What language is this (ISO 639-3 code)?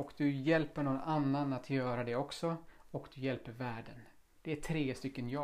swe